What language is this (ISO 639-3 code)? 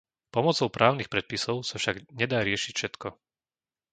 slk